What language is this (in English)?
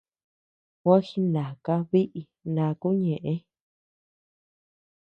Tepeuxila Cuicatec